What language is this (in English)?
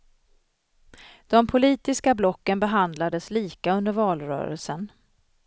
Swedish